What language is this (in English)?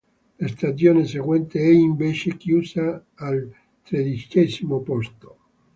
Italian